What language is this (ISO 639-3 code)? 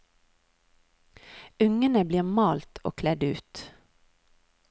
nor